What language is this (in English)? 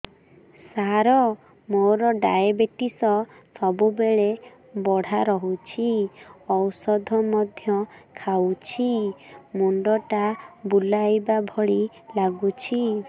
Odia